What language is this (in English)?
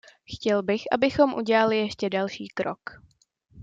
Czech